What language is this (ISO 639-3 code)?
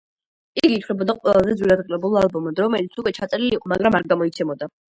kat